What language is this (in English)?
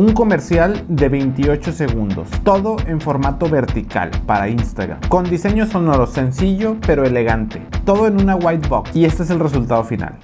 Spanish